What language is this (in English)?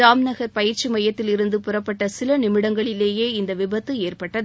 Tamil